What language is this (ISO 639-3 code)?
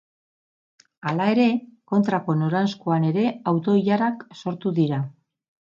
eus